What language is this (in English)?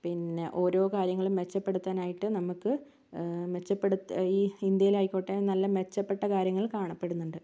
Malayalam